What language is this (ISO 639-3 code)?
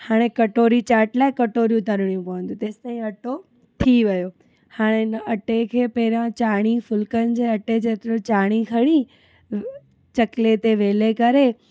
snd